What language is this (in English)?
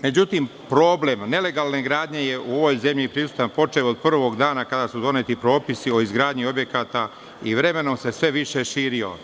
Serbian